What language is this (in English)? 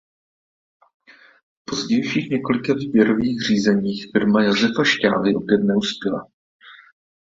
Czech